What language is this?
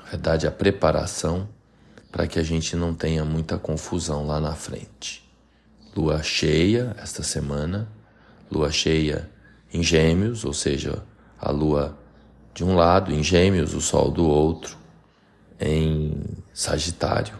Portuguese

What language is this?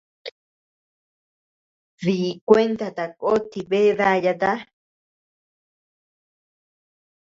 Tepeuxila Cuicatec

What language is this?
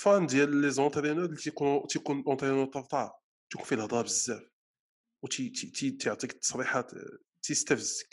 Arabic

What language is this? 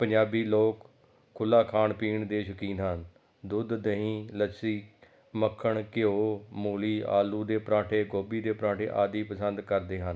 Punjabi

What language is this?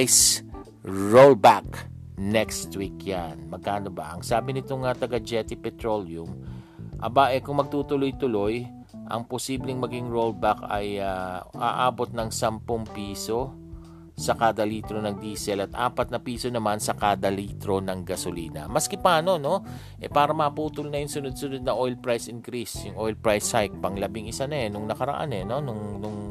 Filipino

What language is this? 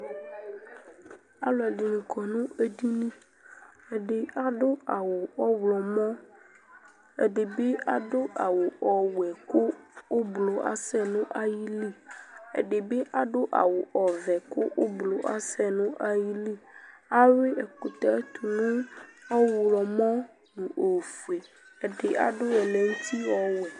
Ikposo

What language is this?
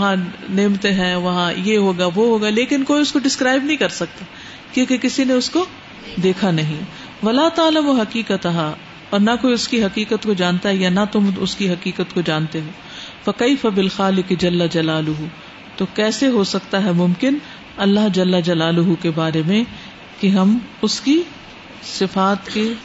Urdu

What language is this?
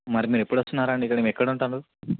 Telugu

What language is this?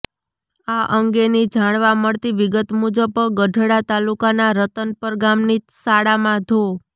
Gujarati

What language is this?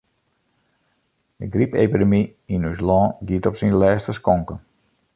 Western Frisian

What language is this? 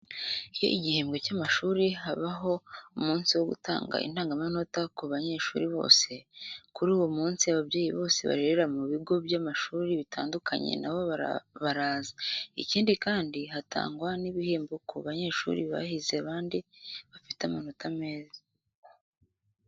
Kinyarwanda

